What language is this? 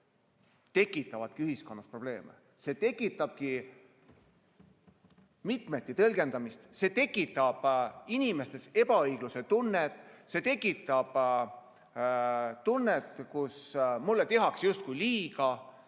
Estonian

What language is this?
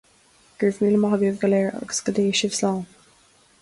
Irish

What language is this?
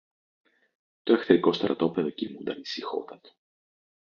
Greek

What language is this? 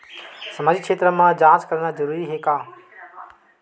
Chhattisgarhi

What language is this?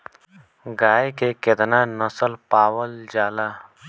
Bhojpuri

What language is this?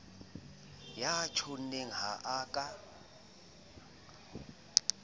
Southern Sotho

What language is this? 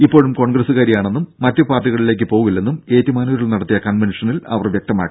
Malayalam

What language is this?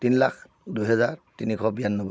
Assamese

